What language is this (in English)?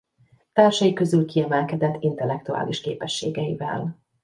Hungarian